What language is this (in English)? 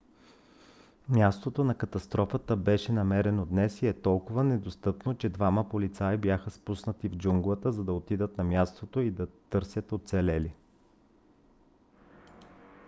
Bulgarian